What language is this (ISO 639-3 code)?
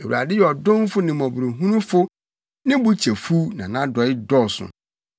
aka